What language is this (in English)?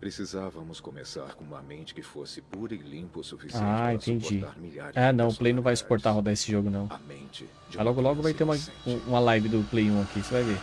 Portuguese